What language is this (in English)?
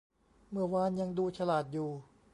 Thai